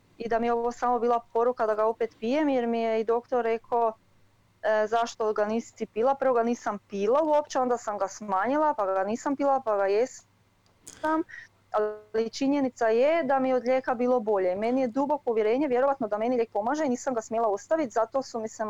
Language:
Croatian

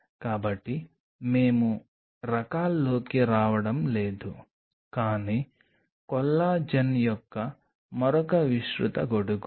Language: Telugu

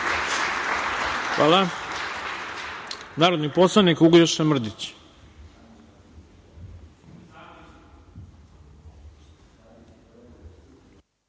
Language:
Serbian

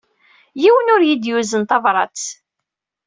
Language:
Kabyle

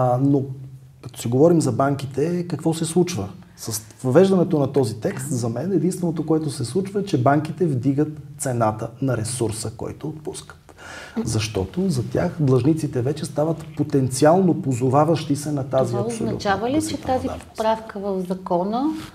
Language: Bulgarian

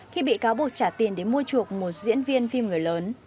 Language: Vietnamese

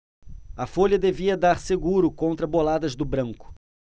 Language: Portuguese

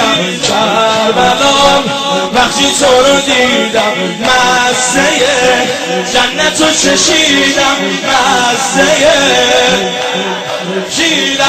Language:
Persian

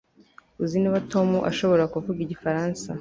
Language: Kinyarwanda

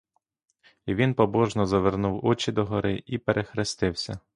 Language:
Ukrainian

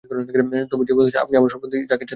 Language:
Bangla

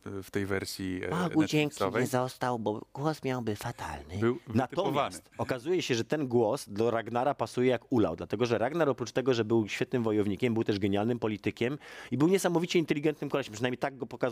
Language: Polish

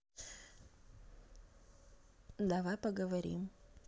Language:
Russian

